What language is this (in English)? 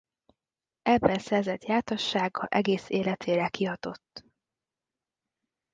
Hungarian